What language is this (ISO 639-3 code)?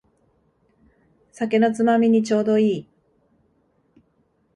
jpn